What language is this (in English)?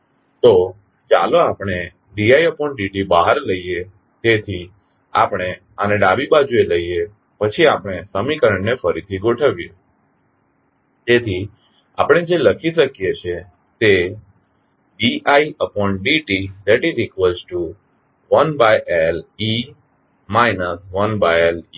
Gujarati